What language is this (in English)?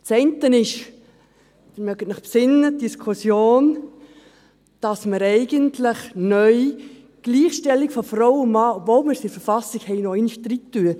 Swiss German